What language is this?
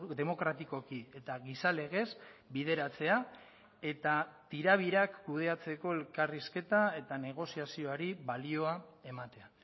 Basque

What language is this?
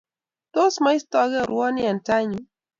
Kalenjin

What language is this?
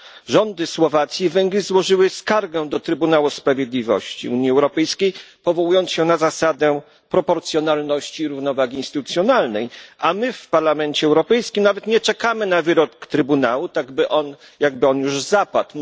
Polish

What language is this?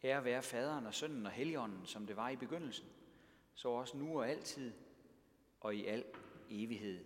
Danish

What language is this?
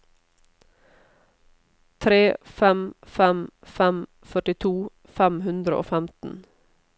Norwegian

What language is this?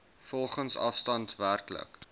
Afrikaans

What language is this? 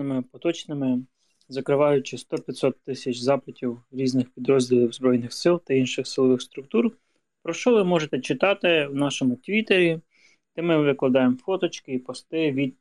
Ukrainian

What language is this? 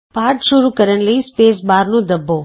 Punjabi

